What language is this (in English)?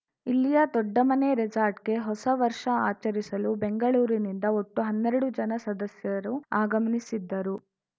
Kannada